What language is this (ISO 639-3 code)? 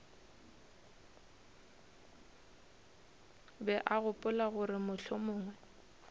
nso